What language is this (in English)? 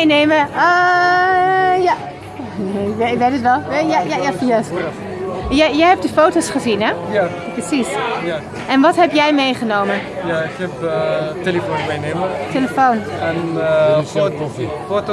Dutch